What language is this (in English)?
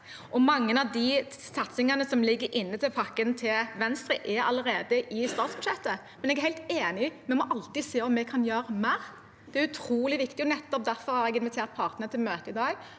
Norwegian